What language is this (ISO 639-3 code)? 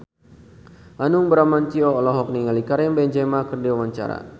sun